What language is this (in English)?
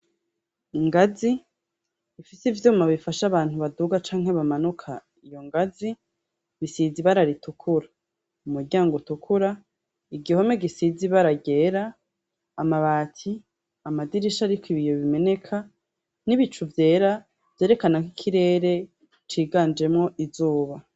Rundi